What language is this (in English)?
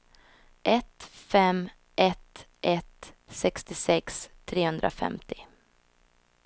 Swedish